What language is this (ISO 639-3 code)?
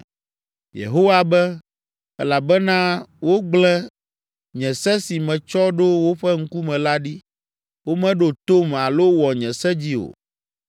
ewe